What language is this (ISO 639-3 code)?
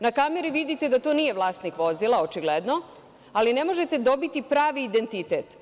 srp